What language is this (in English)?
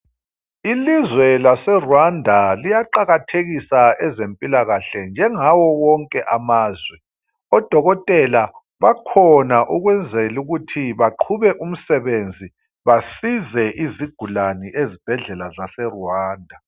North Ndebele